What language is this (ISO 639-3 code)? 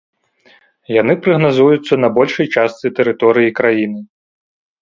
bel